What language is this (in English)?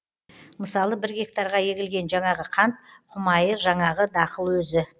Kazakh